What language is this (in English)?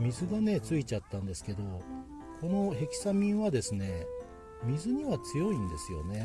Japanese